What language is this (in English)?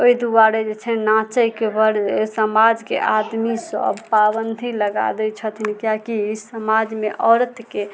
Maithili